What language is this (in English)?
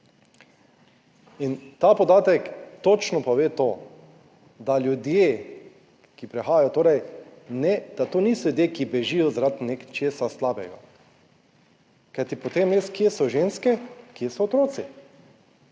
Slovenian